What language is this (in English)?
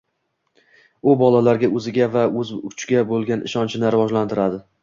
Uzbek